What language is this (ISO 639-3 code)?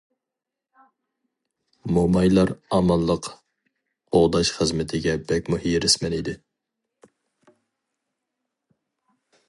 uig